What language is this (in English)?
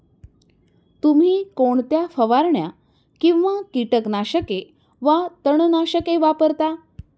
Marathi